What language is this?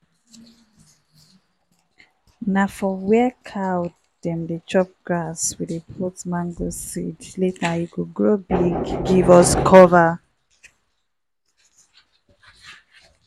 Nigerian Pidgin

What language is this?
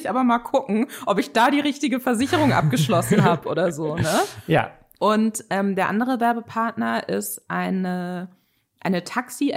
German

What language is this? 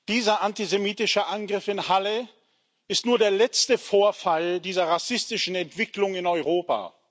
German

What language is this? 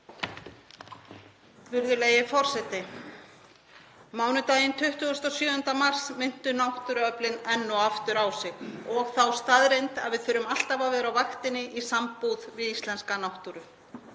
Icelandic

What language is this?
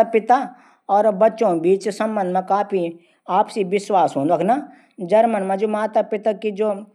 Garhwali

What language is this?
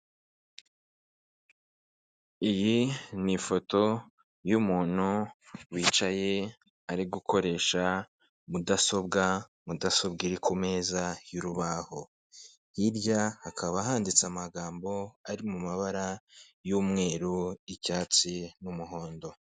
Kinyarwanda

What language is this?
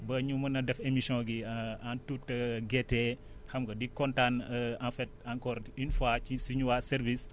Wolof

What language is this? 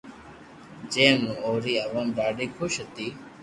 Loarki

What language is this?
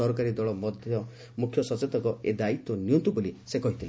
Odia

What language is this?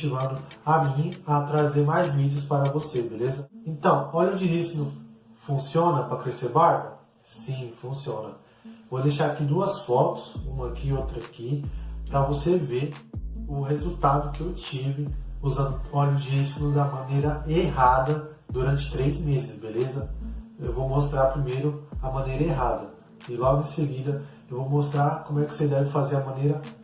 Portuguese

